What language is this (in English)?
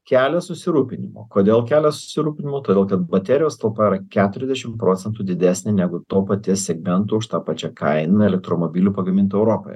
Lithuanian